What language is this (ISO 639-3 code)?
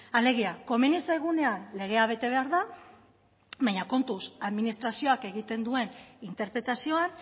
eus